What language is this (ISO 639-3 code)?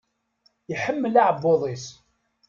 kab